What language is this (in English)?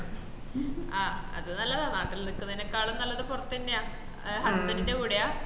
Malayalam